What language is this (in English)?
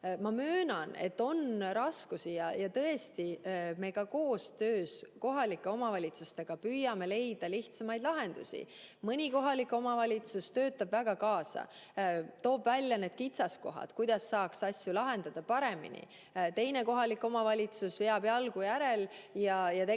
Estonian